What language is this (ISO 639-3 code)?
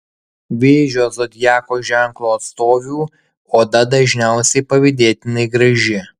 lit